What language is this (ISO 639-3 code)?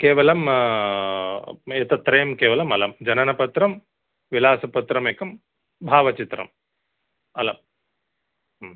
san